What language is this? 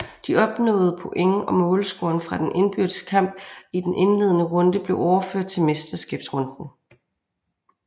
Danish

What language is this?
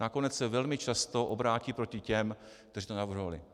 Czech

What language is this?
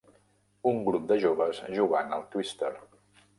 Catalan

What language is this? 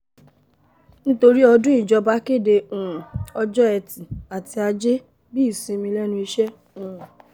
Yoruba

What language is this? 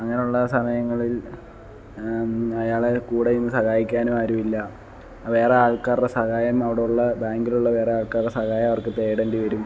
Malayalam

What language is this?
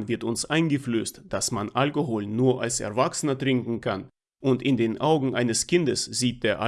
German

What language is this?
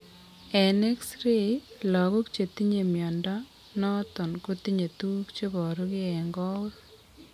Kalenjin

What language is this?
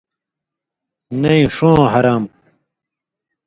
Indus Kohistani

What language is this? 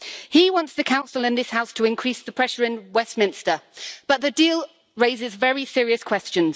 English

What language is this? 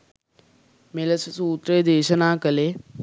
Sinhala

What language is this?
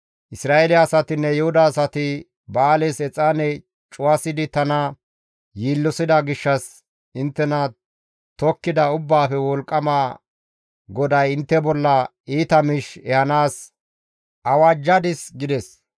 Gamo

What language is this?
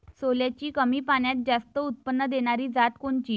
Marathi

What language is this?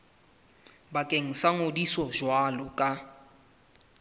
Southern Sotho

